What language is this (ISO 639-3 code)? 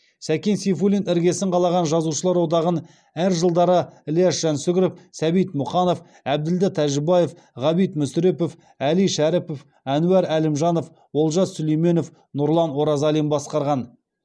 kaz